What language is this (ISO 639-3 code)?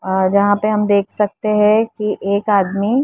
hin